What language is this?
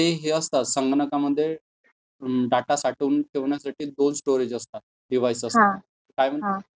Marathi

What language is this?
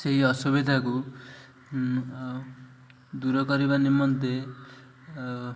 Odia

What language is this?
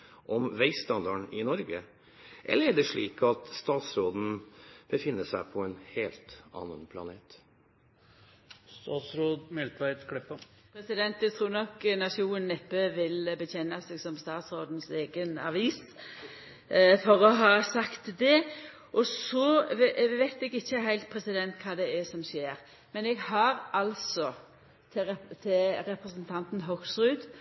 Norwegian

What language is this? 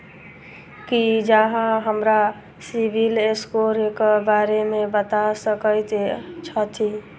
Maithili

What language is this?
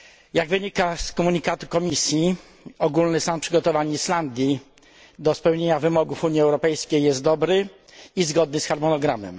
Polish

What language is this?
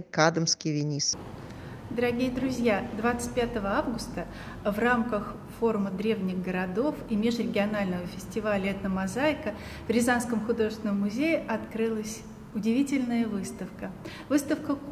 Russian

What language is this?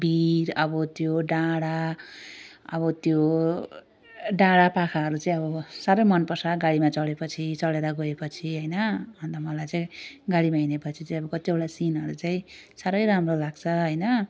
Nepali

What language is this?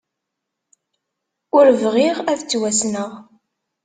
Kabyle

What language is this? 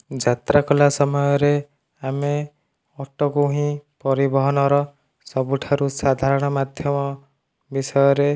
Odia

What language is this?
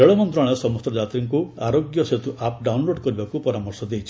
Odia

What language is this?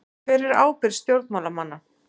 Icelandic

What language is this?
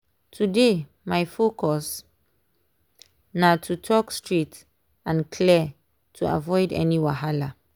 Nigerian Pidgin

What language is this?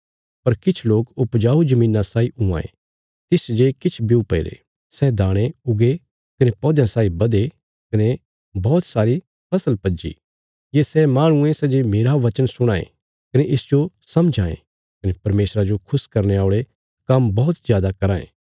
Bilaspuri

